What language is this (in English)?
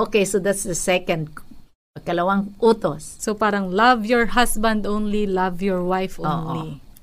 Filipino